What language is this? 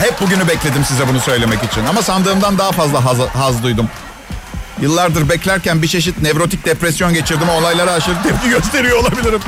Turkish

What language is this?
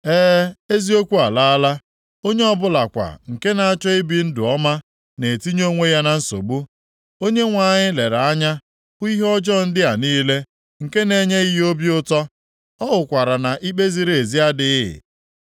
Igbo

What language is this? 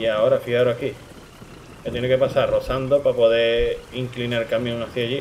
Spanish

